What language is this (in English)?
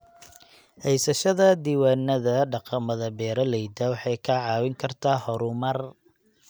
Somali